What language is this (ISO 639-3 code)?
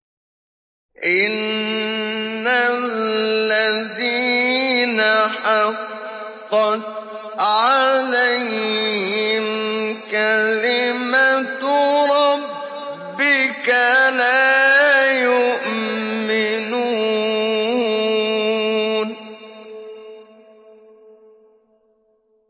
ara